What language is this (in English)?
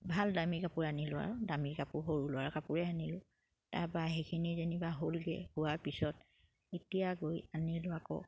Assamese